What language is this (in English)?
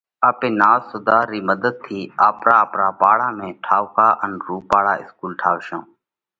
Parkari Koli